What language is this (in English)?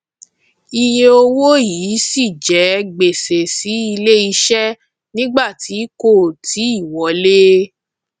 Yoruba